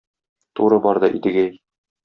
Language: Tatar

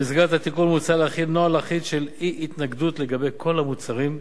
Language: Hebrew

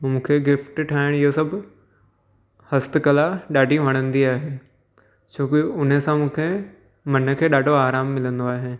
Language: Sindhi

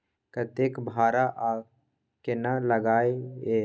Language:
Maithili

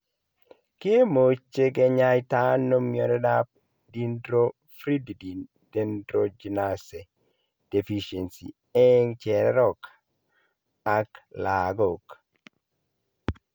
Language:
Kalenjin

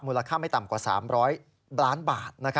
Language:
Thai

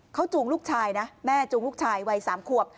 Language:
Thai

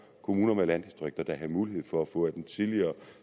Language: Danish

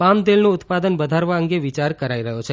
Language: Gujarati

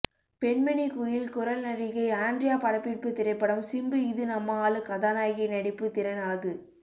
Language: Tamil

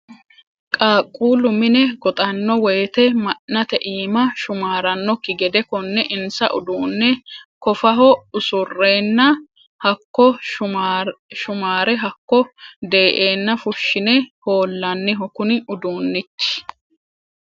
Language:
Sidamo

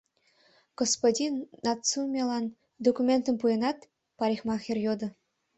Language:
Mari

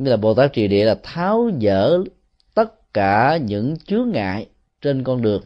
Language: Vietnamese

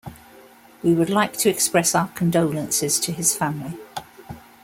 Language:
English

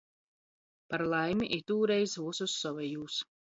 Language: Latgalian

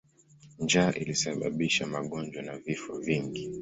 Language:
Swahili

